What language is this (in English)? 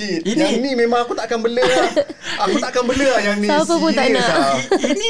Malay